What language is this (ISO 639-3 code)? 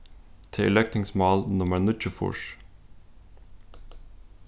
fao